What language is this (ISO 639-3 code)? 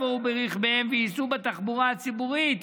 heb